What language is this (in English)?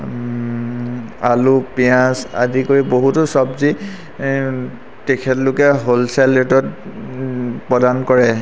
Assamese